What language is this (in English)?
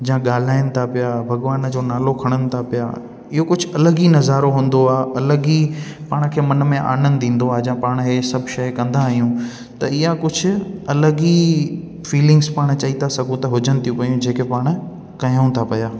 Sindhi